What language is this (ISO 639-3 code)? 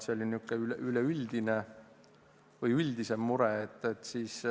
est